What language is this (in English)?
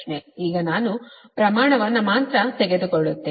Kannada